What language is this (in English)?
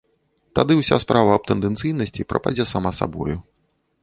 Belarusian